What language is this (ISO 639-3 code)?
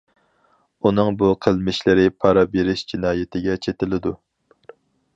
uig